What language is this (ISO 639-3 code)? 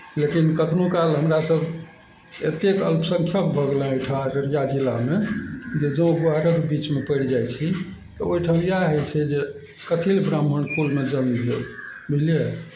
mai